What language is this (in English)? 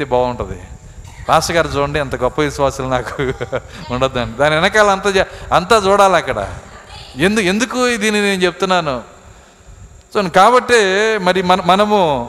Telugu